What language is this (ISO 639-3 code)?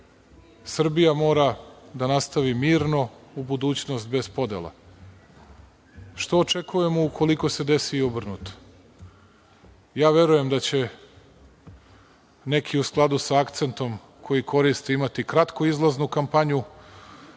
srp